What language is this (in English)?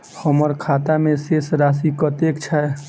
Maithili